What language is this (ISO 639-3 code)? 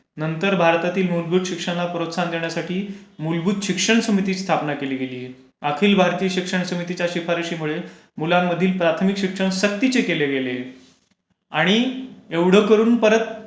mar